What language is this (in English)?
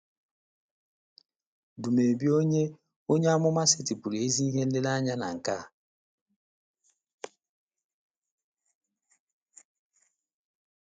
Igbo